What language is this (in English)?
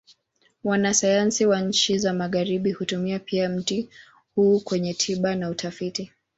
Swahili